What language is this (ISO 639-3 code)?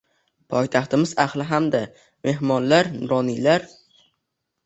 uzb